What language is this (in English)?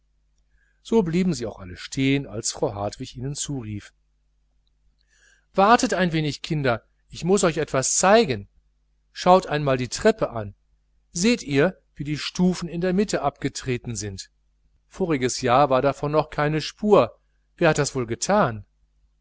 German